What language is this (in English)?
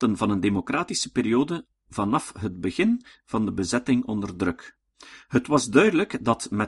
Dutch